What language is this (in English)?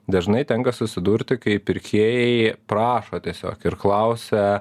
Lithuanian